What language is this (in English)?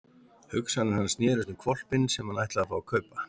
Icelandic